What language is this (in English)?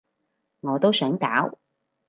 Cantonese